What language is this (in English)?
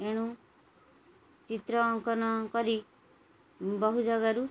Odia